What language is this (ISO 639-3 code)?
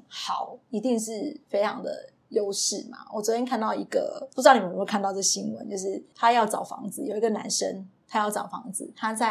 zho